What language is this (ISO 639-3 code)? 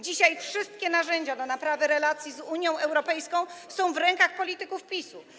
pol